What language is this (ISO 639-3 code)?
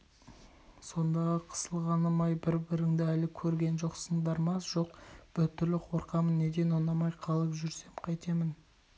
kaz